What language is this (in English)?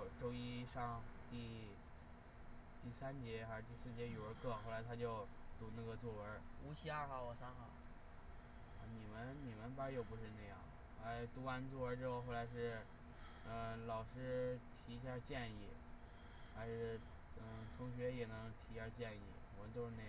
Chinese